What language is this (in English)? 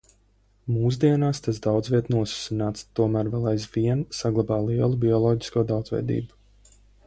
Latvian